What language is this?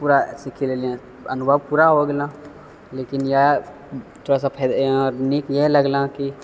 Maithili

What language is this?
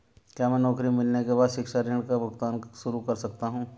Hindi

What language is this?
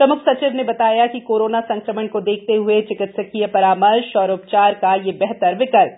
Hindi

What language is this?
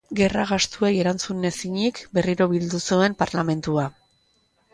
Basque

